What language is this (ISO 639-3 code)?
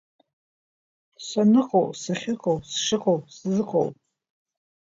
abk